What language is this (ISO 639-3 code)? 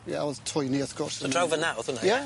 cym